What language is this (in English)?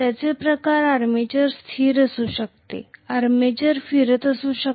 Marathi